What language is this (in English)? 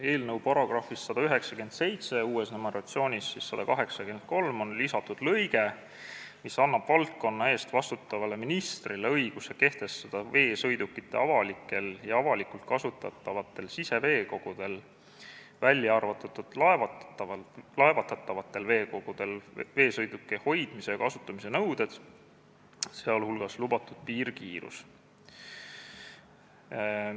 Estonian